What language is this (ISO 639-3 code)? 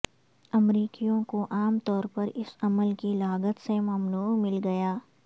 urd